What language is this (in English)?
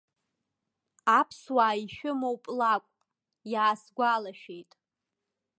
Abkhazian